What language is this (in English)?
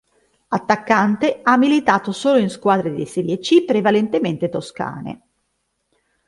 Italian